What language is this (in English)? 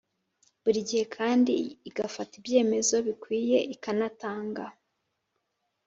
Kinyarwanda